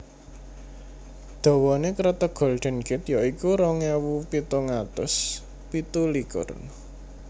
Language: Javanese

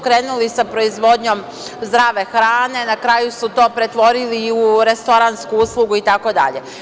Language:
Serbian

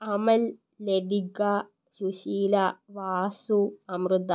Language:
Malayalam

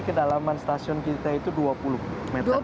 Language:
Indonesian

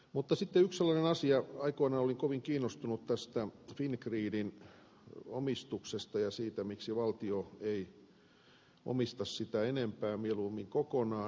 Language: Finnish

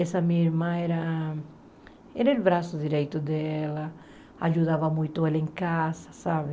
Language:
Portuguese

